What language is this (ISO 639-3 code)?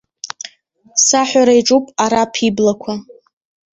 abk